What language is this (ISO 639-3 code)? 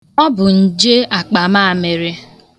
ibo